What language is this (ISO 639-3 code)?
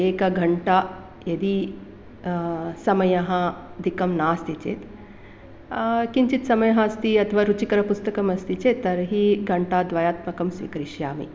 san